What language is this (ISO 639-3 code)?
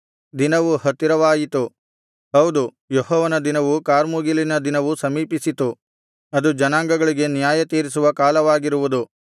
kan